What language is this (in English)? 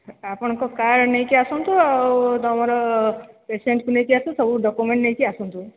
Odia